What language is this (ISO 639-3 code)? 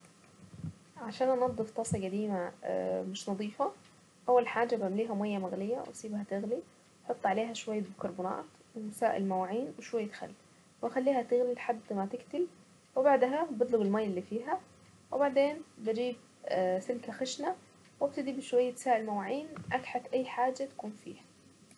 aec